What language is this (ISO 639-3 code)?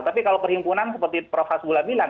ind